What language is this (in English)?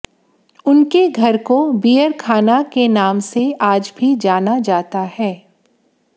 Hindi